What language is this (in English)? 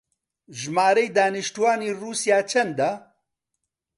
Central Kurdish